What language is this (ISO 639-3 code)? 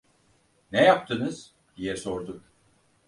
tur